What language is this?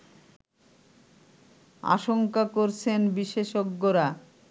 Bangla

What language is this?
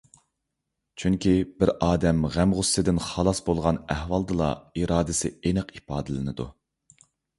Uyghur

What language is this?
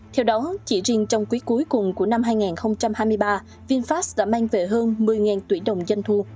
Vietnamese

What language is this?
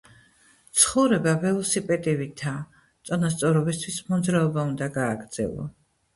Georgian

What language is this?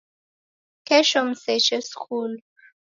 Taita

